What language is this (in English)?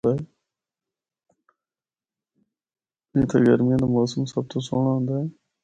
Northern Hindko